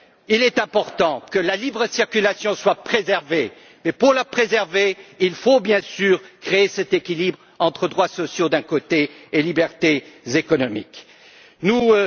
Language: French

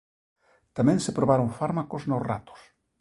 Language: Galician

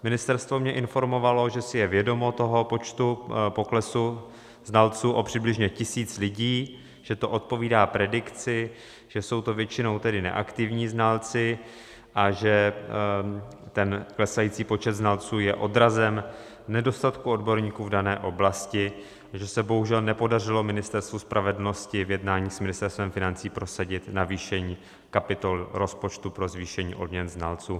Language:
Czech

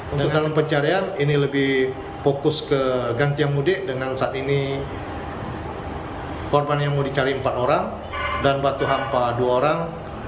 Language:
Indonesian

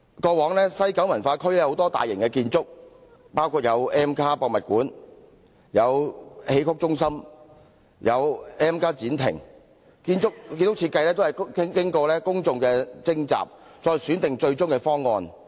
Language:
Cantonese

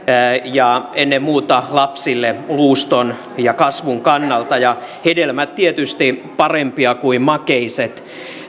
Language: Finnish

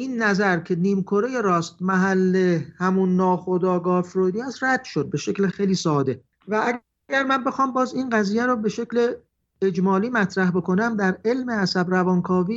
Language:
Persian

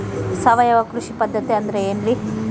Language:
Kannada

